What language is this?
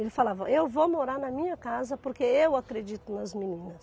Portuguese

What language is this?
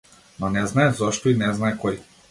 Macedonian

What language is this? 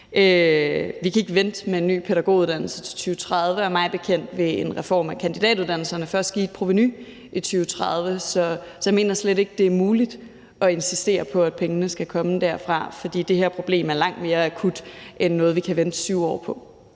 Danish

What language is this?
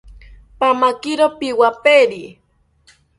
South Ucayali Ashéninka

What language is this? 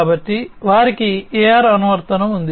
Telugu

